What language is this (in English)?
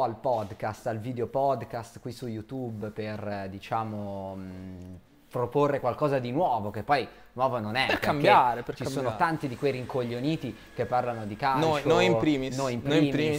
Italian